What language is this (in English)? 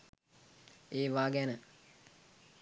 Sinhala